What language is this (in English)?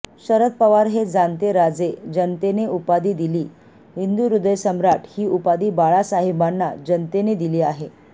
Marathi